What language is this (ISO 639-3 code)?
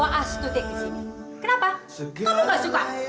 ind